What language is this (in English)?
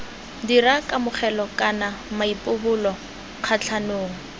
Tswana